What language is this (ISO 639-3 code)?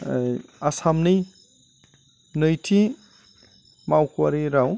brx